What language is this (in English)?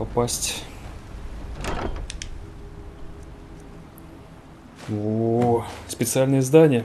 Russian